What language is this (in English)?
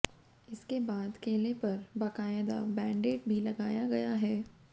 Hindi